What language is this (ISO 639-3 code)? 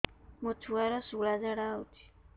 ori